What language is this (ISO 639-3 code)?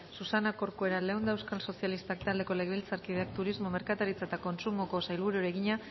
eus